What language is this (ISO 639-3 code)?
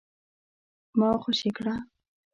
pus